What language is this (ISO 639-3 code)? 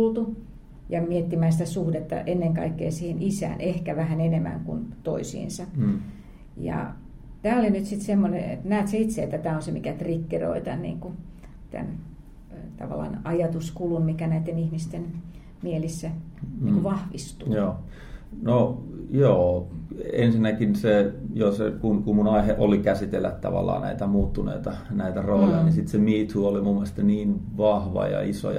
fin